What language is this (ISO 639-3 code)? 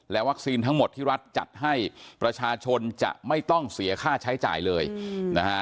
tha